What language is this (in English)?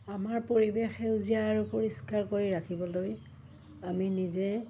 Assamese